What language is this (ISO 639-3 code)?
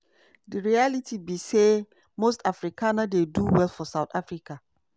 pcm